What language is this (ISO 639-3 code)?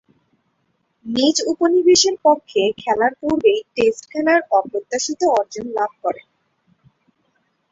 ben